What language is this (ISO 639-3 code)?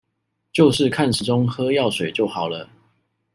zho